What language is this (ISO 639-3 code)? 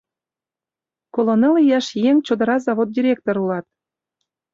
chm